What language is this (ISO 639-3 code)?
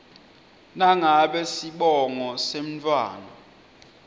ssw